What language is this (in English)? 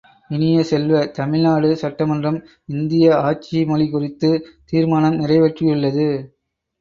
Tamil